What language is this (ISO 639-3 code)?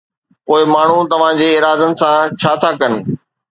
snd